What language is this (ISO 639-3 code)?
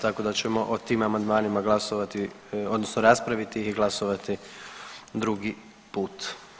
hrv